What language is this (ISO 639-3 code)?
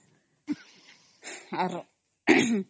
ori